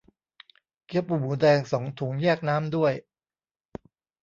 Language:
Thai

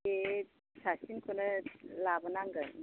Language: Bodo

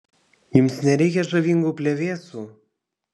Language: Lithuanian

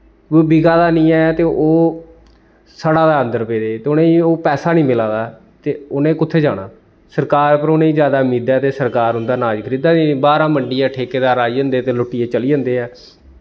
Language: Dogri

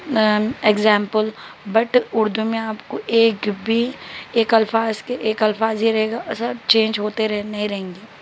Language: Urdu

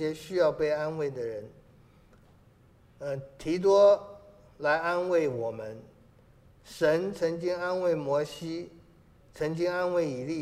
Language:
Chinese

